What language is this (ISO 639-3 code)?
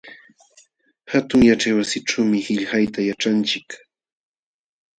qxw